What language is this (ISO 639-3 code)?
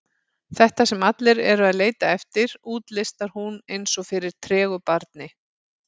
isl